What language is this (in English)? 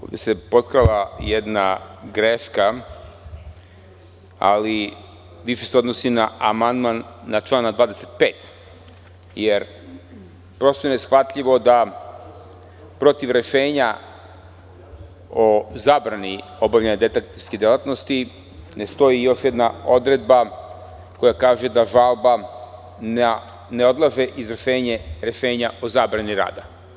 Serbian